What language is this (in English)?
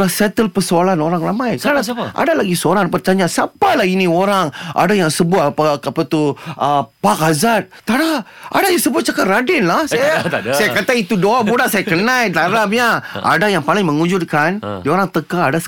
Malay